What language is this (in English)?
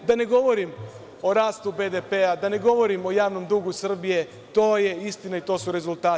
Serbian